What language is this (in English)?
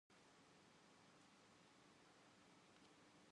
Indonesian